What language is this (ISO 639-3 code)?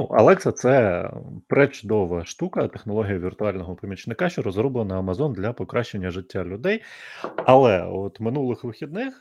ukr